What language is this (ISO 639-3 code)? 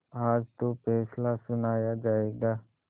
hin